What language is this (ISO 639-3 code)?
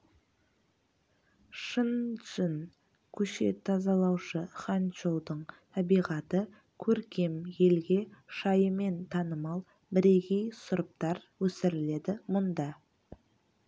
kaz